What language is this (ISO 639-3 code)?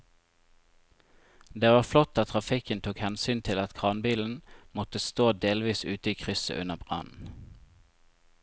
nor